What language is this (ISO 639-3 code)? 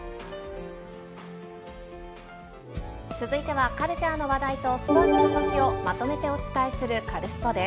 jpn